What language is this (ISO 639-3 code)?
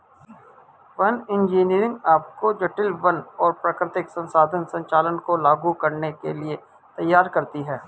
hin